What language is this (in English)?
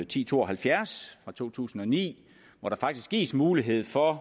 Danish